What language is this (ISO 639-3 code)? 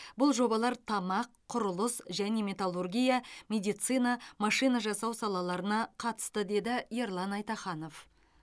kaz